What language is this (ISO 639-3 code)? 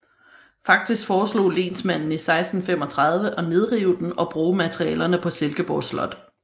dan